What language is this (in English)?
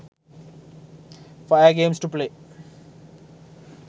Sinhala